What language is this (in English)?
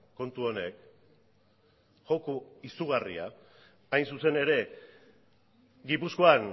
Basque